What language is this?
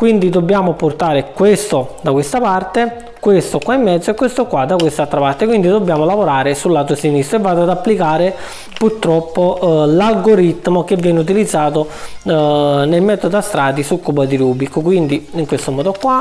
Italian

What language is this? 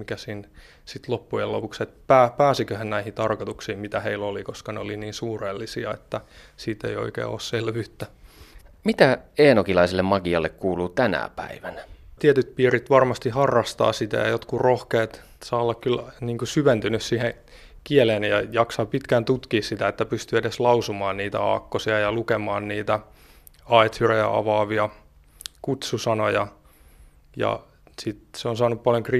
Finnish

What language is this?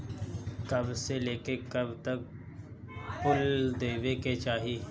Bhojpuri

